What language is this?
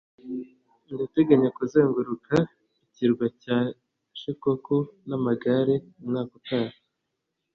Kinyarwanda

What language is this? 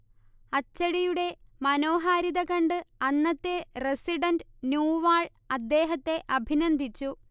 Malayalam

